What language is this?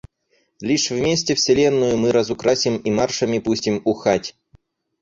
Russian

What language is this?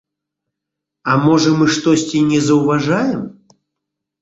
Belarusian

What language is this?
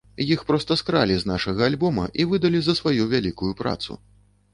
Belarusian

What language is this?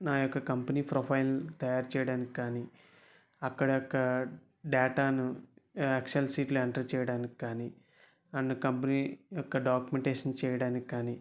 Telugu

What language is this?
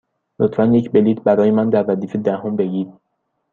Persian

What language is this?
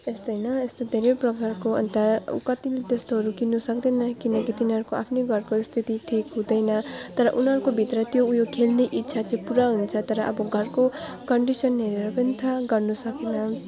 Nepali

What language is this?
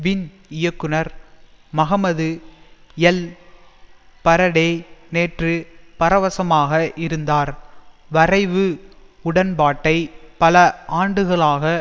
Tamil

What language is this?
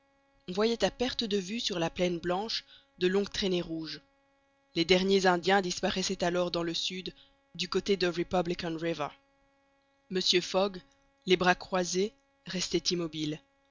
French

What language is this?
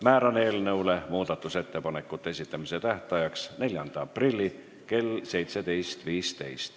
Estonian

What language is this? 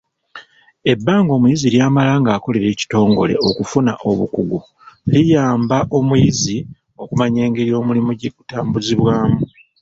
Ganda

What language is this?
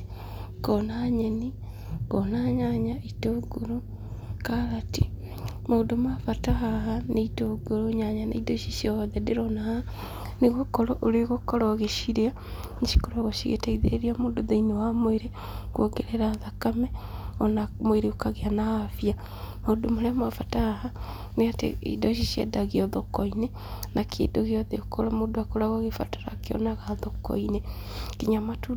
Kikuyu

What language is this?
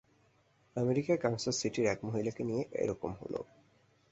Bangla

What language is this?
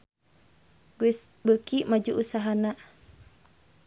Sundanese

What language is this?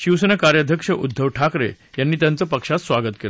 Marathi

